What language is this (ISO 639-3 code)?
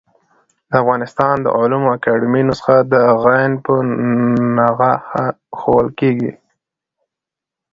pus